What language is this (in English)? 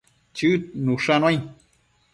Matsés